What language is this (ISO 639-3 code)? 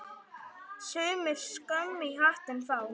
isl